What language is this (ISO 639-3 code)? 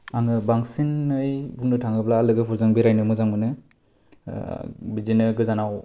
brx